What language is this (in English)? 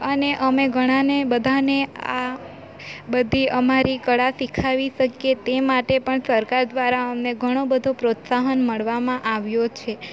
Gujarati